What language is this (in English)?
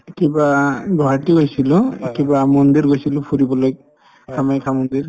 Assamese